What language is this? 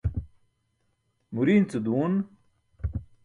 Burushaski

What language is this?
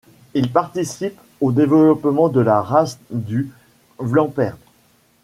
French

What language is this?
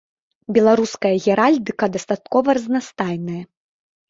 Belarusian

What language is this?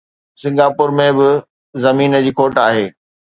Sindhi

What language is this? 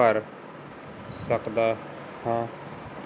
Punjabi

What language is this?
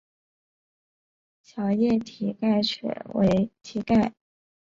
Chinese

